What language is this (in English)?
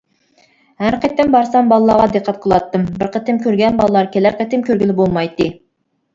Uyghur